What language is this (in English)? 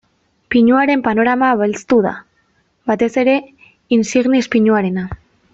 Basque